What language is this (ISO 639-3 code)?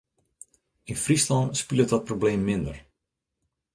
fry